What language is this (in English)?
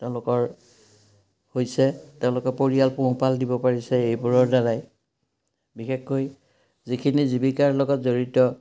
Assamese